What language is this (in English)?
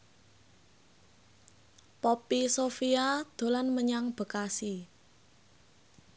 Javanese